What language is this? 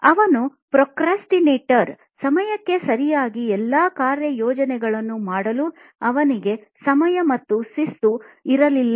Kannada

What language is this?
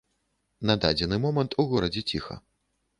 Belarusian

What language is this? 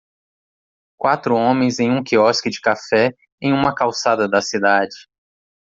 Portuguese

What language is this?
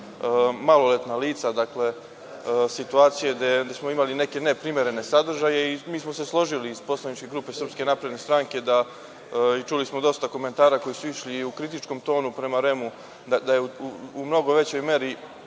Serbian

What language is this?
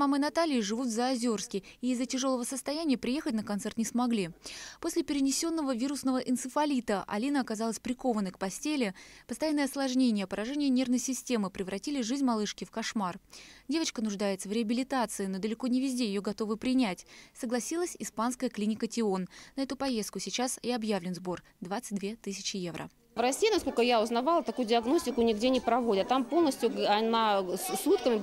Russian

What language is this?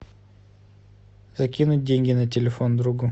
Russian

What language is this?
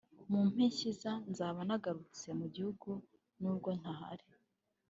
Kinyarwanda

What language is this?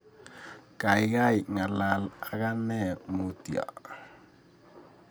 Kalenjin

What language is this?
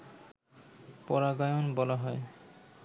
Bangla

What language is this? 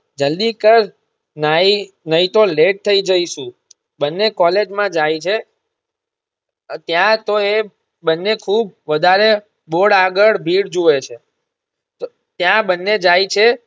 Gujarati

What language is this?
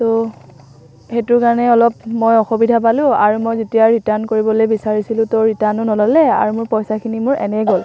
Assamese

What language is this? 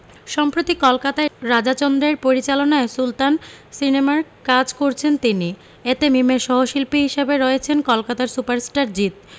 Bangla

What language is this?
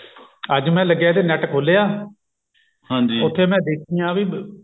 Punjabi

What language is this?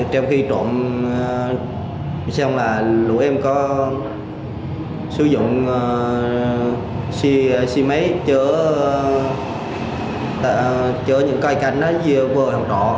Vietnamese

